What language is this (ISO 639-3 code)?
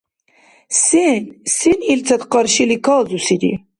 dar